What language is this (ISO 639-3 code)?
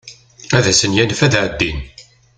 kab